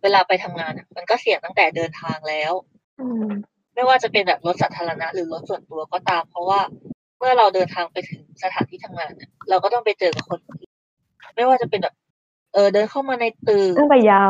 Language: Thai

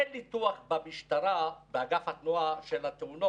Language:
Hebrew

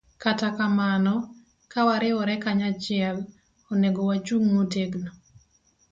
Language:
Luo (Kenya and Tanzania)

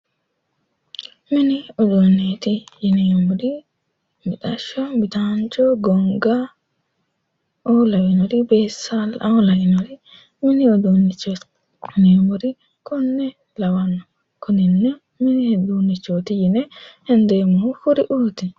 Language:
Sidamo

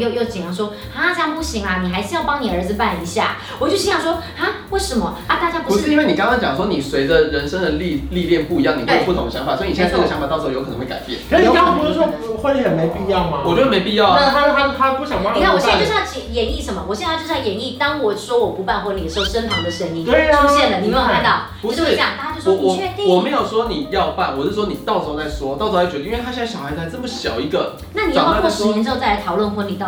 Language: Chinese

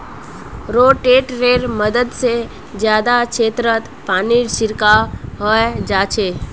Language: Magahi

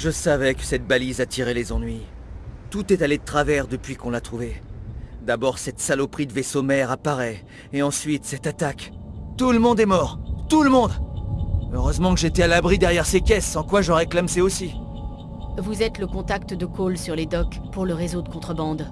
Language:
French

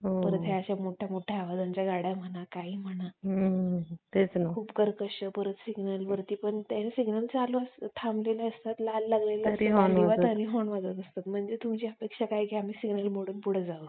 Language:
Marathi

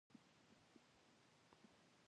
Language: Pashto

